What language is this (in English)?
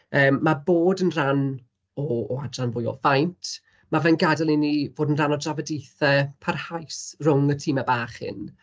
Welsh